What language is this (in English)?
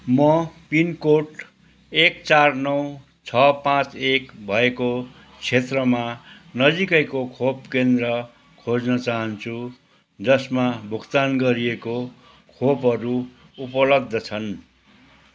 Nepali